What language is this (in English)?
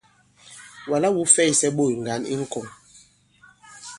Bankon